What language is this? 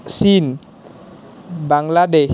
Assamese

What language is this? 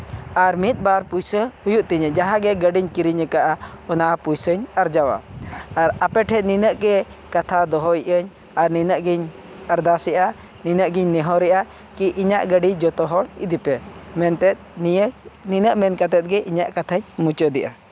Santali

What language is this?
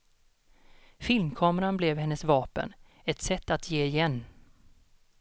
Swedish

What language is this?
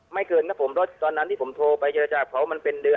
Thai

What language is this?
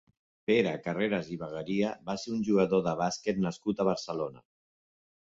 Catalan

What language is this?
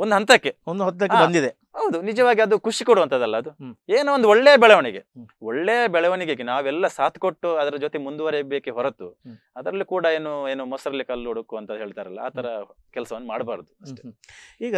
Kannada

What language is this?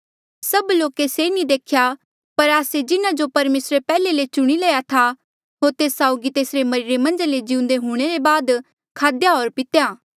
Mandeali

